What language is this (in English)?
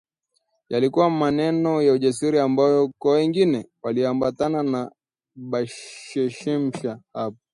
Swahili